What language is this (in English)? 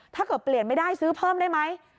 Thai